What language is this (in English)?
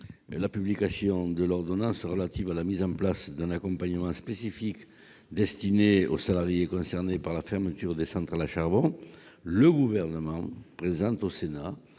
French